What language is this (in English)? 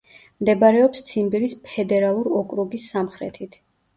Georgian